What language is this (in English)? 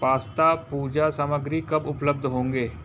Hindi